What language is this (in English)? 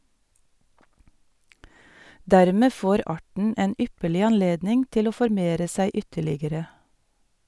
Norwegian